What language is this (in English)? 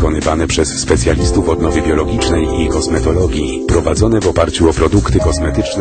Polish